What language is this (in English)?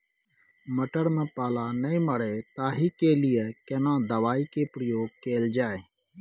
Maithili